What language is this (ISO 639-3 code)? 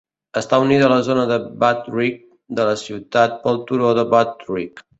cat